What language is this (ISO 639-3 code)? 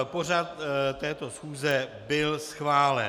ces